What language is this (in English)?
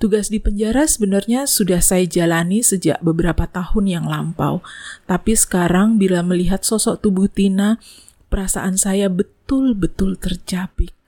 Indonesian